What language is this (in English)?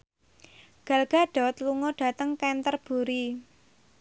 Javanese